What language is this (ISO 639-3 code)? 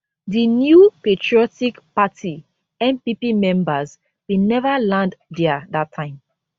pcm